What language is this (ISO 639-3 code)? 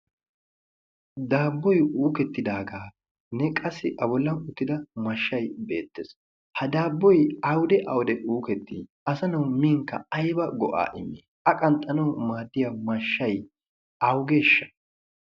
wal